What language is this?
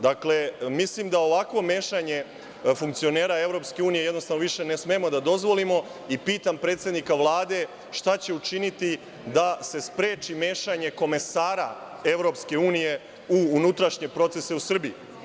Serbian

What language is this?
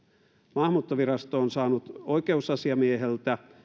Finnish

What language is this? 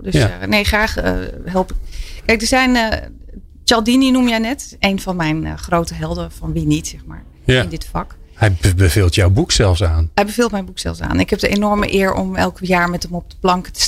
Dutch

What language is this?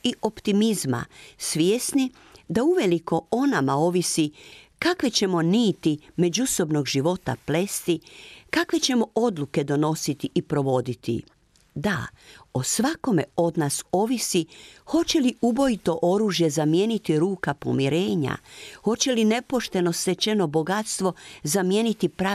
Croatian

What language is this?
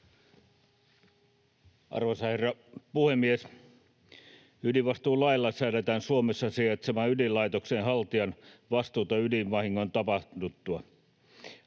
Finnish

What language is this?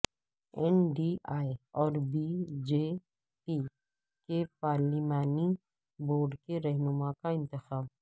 Urdu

